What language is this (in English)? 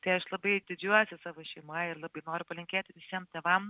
Lithuanian